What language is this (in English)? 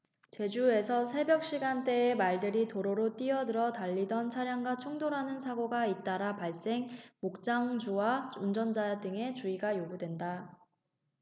Korean